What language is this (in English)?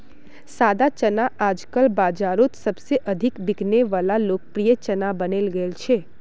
Magahi